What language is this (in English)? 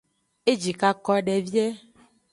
Aja (Benin)